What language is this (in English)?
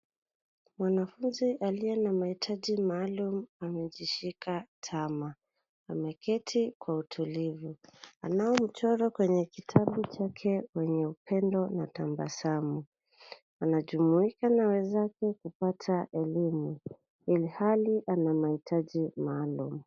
Swahili